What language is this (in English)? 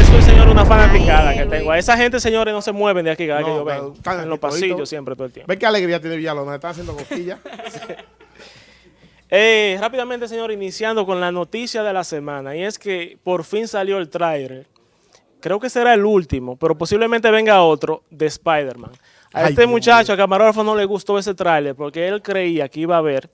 Spanish